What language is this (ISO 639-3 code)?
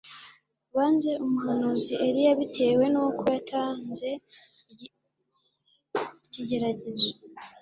kin